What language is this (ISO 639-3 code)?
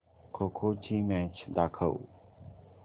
mar